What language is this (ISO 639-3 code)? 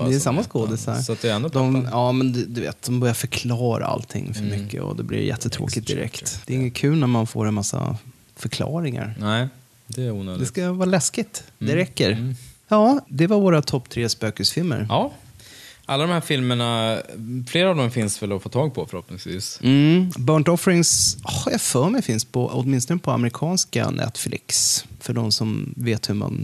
swe